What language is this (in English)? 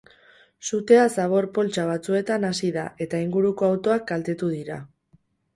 Basque